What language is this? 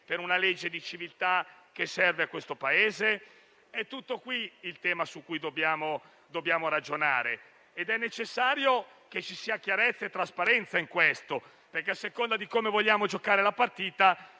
Italian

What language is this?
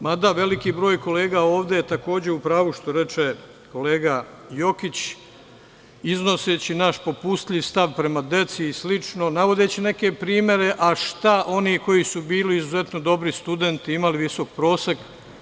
Serbian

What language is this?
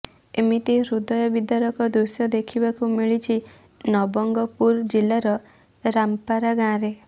Odia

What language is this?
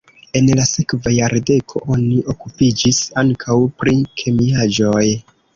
Esperanto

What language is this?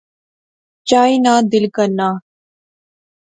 Pahari-Potwari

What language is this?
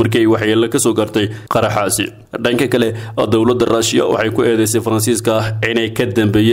Arabic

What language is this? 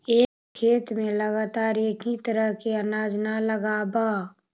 Magahi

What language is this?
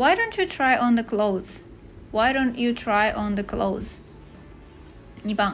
Japanese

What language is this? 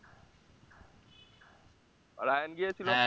Bangla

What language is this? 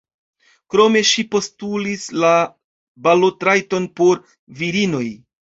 Esperanto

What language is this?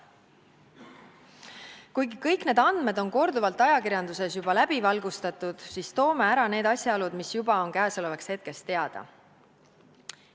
Estonian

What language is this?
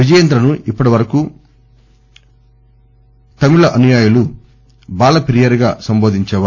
Telugu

